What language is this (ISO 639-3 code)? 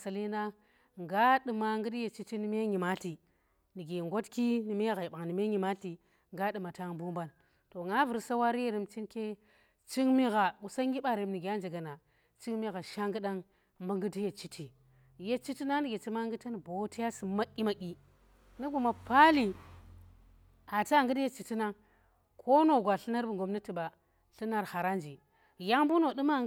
ttr